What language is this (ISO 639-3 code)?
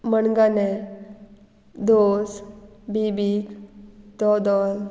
kok